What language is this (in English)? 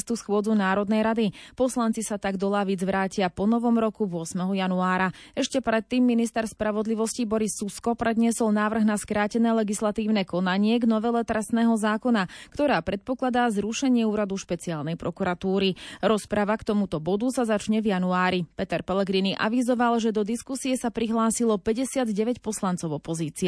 Slovak